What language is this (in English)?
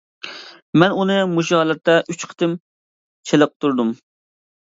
Uyghur